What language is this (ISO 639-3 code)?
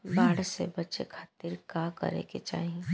bho